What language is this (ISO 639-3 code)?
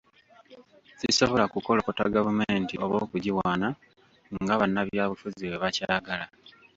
lug